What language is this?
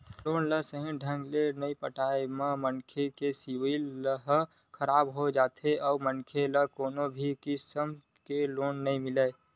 Chhattisgarhi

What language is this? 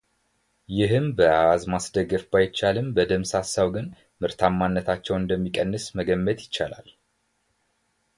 Amharic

